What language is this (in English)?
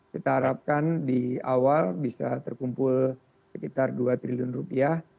Indonesian